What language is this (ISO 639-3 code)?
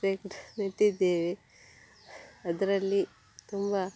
kan